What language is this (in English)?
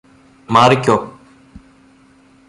Malayalam